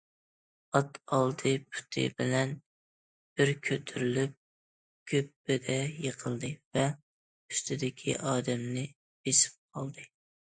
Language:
Uyghur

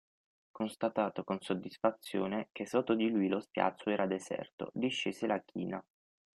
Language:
Italian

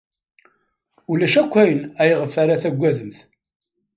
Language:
Kabyle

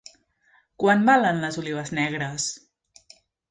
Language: Catalan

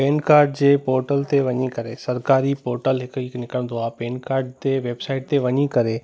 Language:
Sindhi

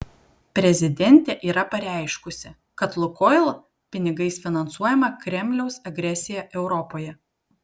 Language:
Lithuanian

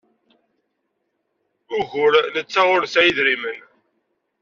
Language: Kabyle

